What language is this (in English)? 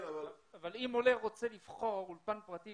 Hebrew